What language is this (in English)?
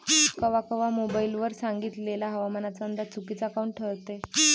Marathi